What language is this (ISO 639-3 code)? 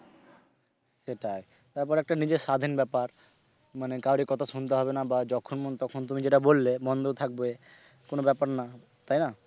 ben